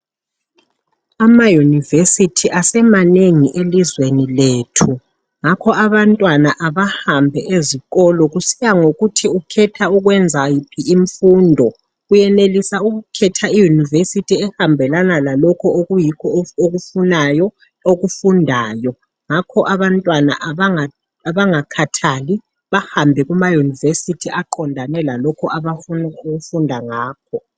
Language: North Ndebele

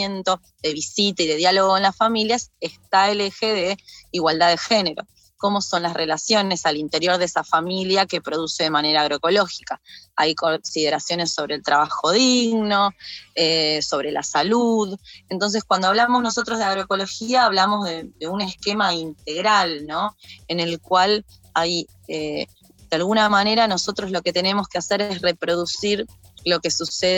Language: Spanish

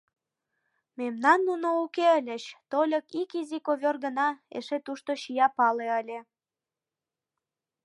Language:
Mari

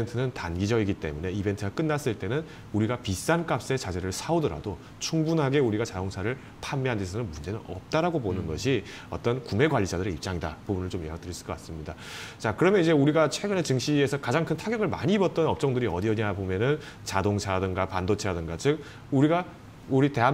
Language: Korean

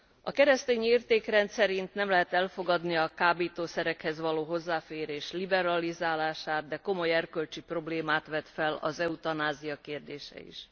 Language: Hungarian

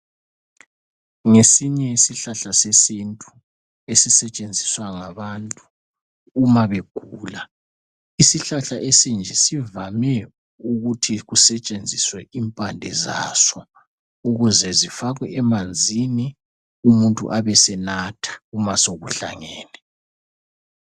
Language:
North Ndebele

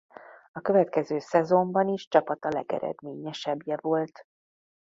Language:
Hungarian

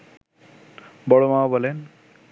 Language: Bangla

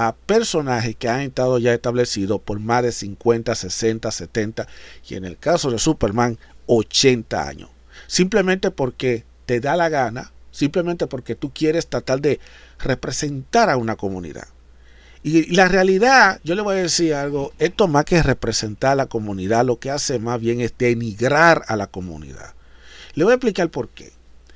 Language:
Spanish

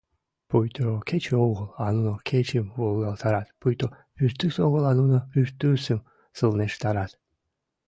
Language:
Mari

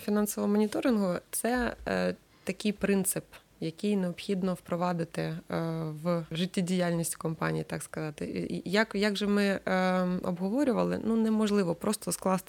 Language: Ukrainian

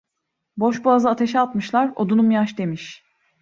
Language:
Turkish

